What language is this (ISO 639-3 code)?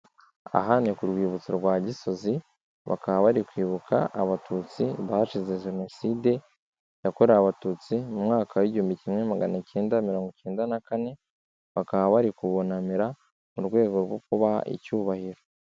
kin